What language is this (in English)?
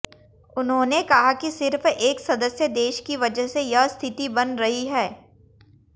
Hindi